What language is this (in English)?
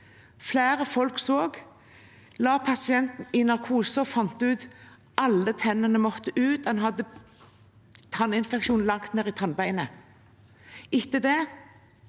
Norwegian